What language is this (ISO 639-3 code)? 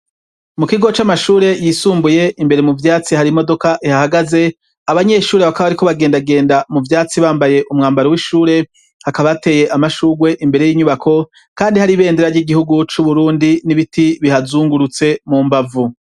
run